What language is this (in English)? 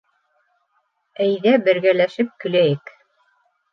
Bashkir